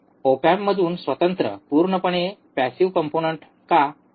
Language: Marathi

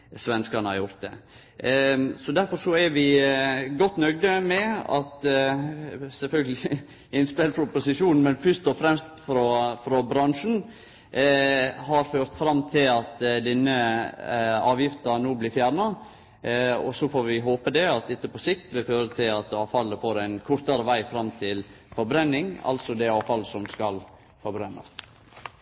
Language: Norwegian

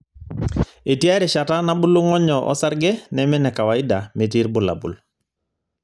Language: Masai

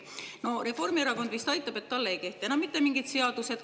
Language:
Estonian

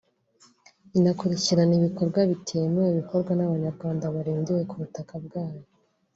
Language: Kinyarwanda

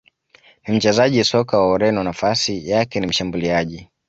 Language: Swahili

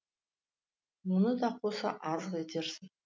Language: Kazakh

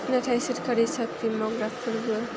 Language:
Bodo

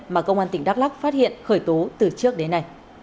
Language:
Vietnamese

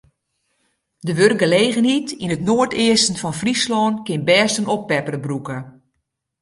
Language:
Western Frisian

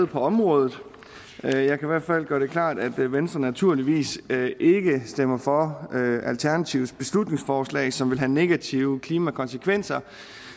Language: Danish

